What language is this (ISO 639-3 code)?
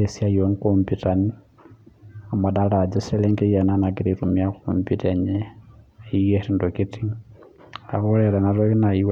mas